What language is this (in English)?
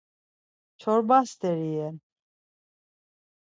Laz